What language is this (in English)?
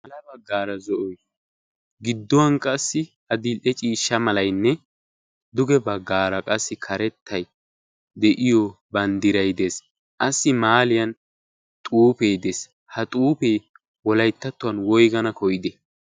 Wolaytta